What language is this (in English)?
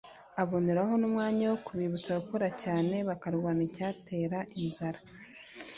Kinyarwanda